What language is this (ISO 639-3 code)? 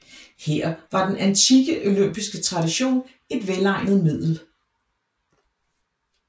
dan